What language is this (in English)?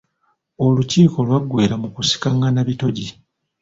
Ganda